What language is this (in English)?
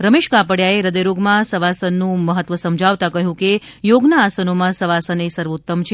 Gujarati